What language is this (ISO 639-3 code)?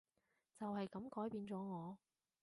yue